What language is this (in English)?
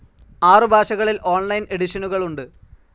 Malayalam